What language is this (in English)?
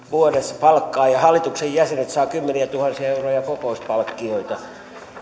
Finnish